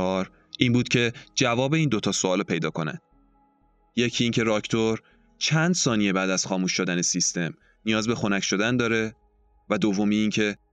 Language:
Persian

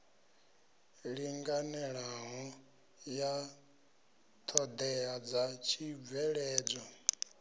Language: Venda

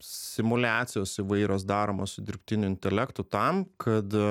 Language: Lithuanian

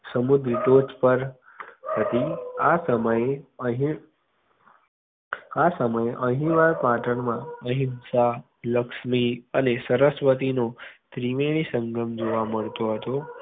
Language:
Gujarati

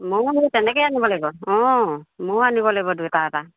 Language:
Assamese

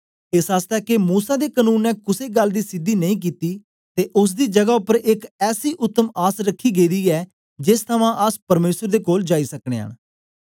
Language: Dogri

